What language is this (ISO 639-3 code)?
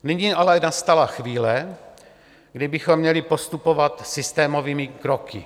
ces